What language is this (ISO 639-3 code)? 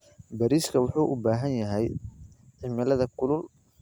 som